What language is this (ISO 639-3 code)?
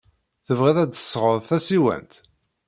kab